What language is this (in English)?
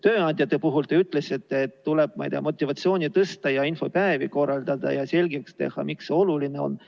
Estonian